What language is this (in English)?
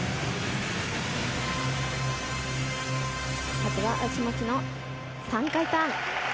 Japanese